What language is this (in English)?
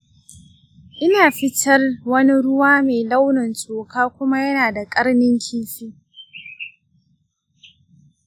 Hausa